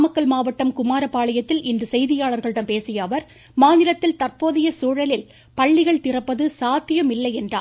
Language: Tamil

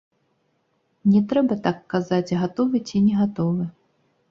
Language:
Belarusian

